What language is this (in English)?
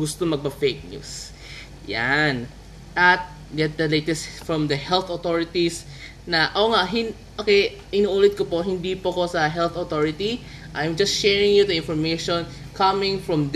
Filipino